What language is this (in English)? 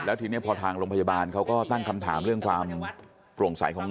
Thai